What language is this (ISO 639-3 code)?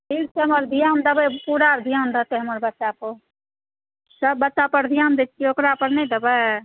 mai